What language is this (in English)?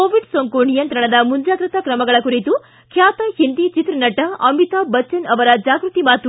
Kannada